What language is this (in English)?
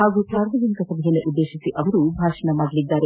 Kannada